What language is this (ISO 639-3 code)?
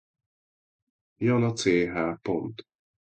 hun